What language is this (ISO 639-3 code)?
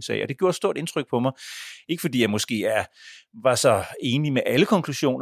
dan